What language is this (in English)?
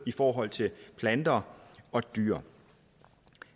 Danish